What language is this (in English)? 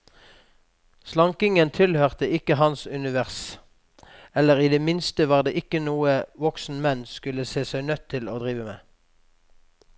Norwegian